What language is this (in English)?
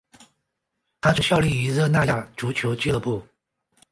Chinese